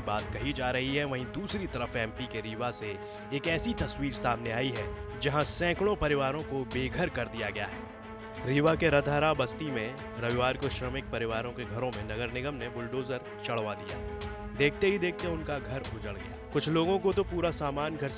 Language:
Hindi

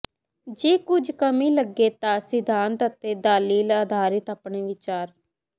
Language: Punjabi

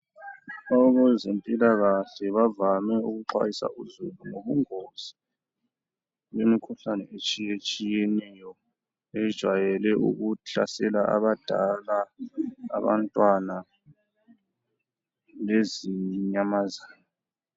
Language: North Ndebele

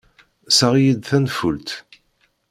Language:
Kabyle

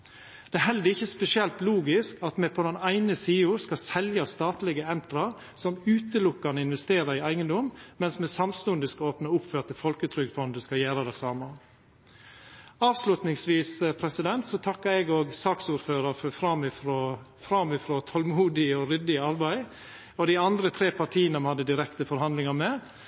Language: Norwegian Nynorsk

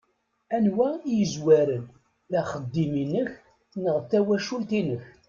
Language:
Kabyle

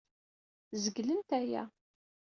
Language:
Kabyle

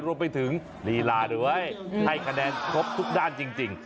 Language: Thai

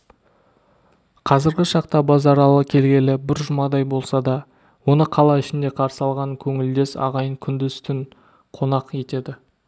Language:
Kazakh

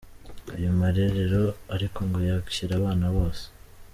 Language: Kinyarwanda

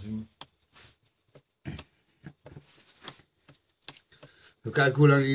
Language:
Dutch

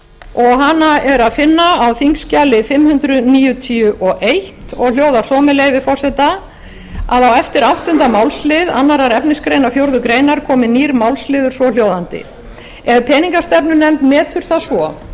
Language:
Icelandic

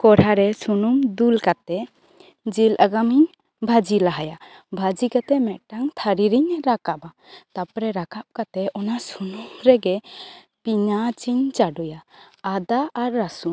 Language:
Santali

